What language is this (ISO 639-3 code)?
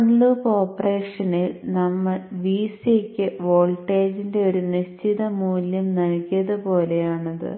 mal